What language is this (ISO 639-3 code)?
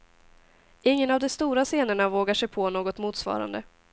swe